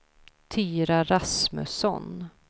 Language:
Swedish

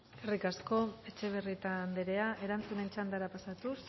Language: Basque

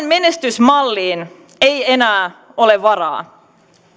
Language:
Finnish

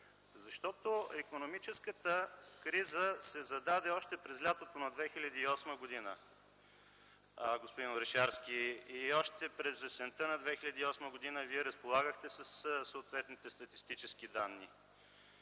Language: Bulgarian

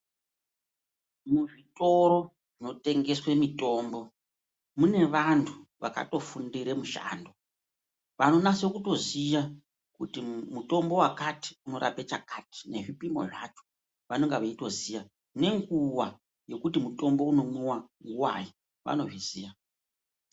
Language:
Ndau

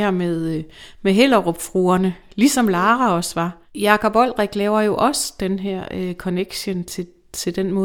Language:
Danish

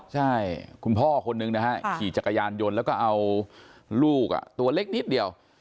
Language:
Thai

